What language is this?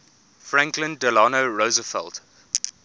English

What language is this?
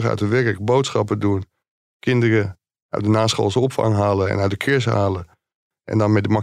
Dutch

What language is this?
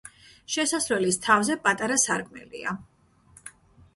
Georgian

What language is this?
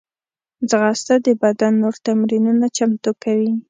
Pashto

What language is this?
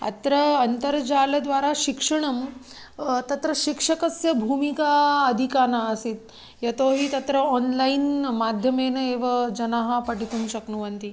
Sanskrit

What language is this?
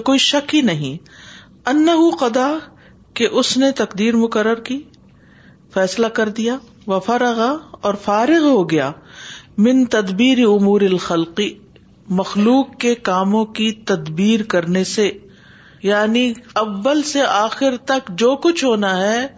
Urdu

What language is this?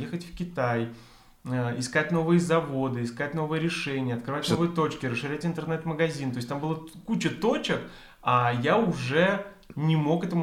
Russian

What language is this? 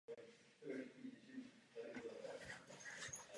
Czech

